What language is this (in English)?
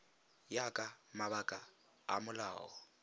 Tswana